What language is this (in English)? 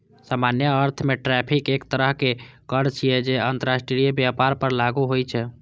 Maithili